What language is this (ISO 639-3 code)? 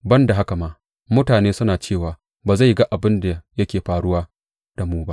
hau